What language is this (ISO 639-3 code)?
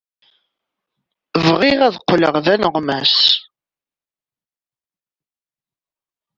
kab